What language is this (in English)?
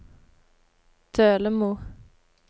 Norwegian